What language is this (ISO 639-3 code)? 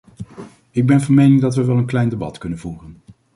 nld